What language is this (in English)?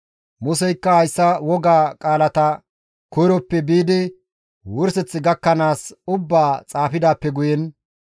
Gamo